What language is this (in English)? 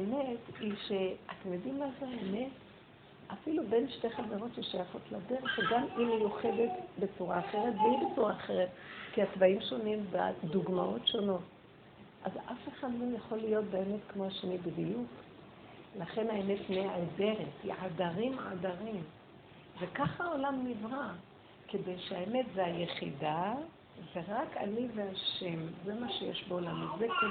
Hebrew